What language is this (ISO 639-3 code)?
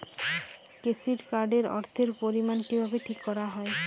ben